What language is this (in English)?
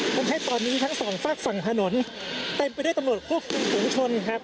Thai